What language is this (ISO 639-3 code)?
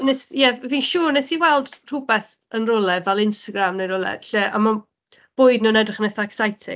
cym